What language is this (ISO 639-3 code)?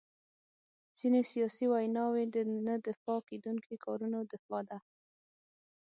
pus